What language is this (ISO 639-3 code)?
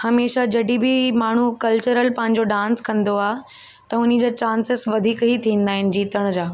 snd